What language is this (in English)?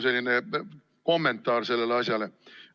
Estonian